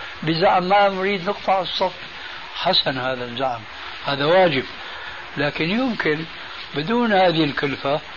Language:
Arabic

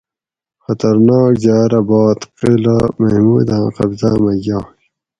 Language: Gawri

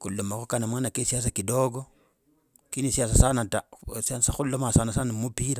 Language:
Logooli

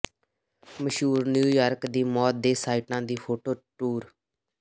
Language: Punjabi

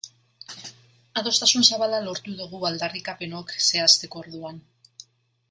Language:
Basque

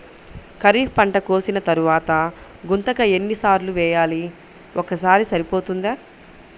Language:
Telugu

